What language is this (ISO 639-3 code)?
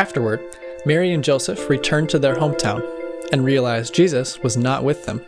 eng